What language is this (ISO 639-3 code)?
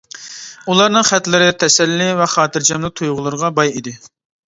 uig